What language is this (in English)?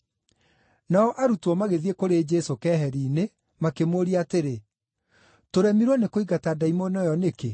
Kikuyu